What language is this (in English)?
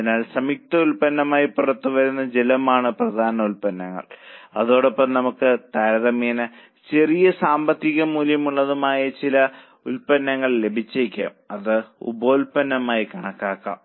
Malayalam